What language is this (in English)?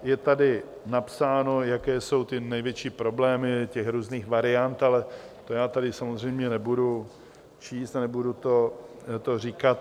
Czech